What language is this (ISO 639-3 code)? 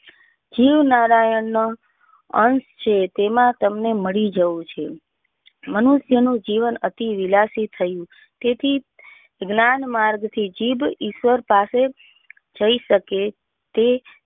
guj